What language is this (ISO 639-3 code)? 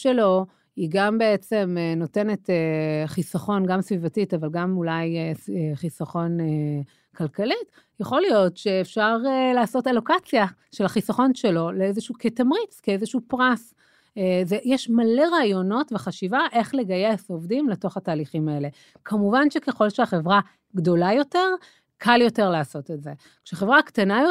heb